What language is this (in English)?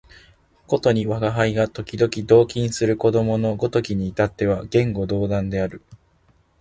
Japanese